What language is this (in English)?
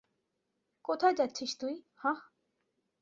Bangla